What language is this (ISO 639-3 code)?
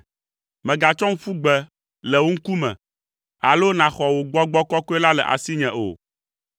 ewe